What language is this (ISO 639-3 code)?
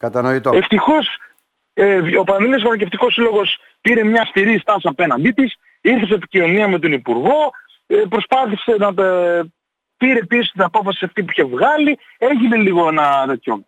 ell